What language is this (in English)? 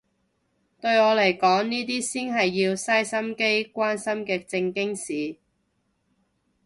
Cantonese